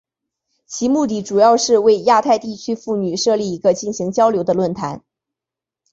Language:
Chinese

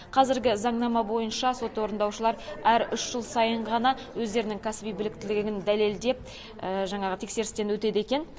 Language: Kazakh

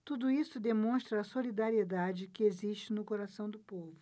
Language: Portuguese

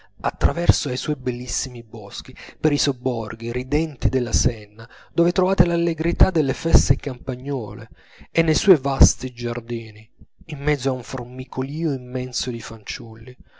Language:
Italian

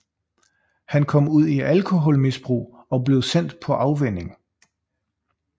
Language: Danish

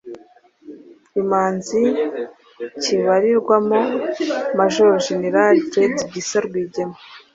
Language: Kinyarwanda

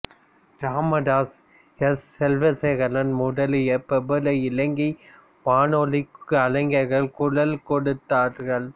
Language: Tamil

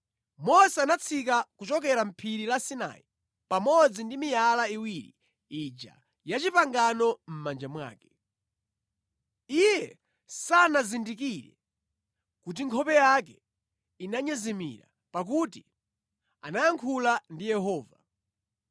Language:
Nyanja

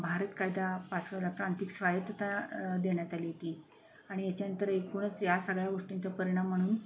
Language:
Marathi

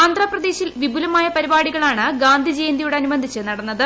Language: Malayalam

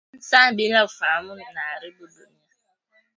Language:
Swahili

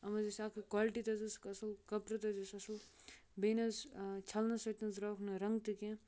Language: Kashmiri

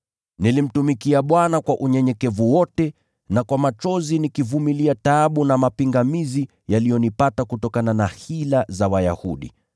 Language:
Swahili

